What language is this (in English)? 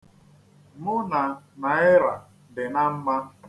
Igbo